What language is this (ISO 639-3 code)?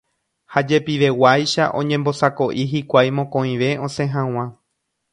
grn